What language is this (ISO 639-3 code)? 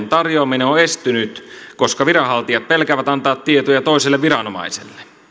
fin